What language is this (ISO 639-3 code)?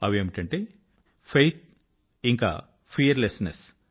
tel